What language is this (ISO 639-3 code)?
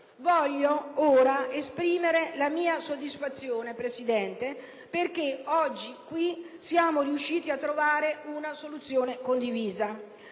ita